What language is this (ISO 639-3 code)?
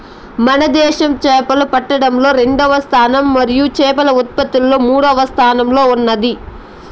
tel